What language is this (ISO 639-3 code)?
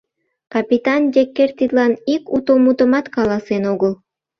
chm